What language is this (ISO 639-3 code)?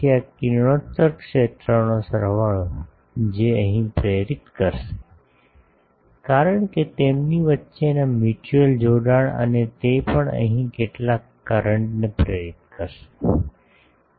guj